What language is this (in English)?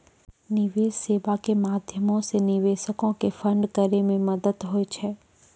Maithili